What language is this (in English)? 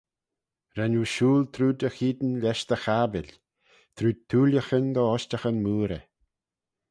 Manx